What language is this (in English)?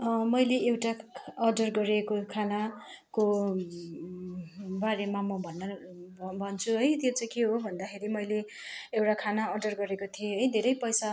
Nepali